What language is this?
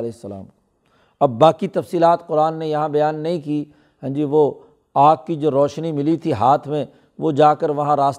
Urdu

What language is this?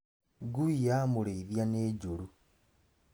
Kikuyu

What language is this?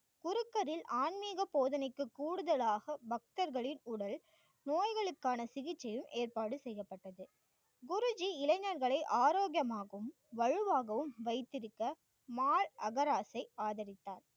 Tamil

